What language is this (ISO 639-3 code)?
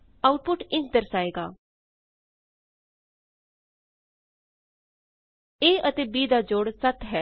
pan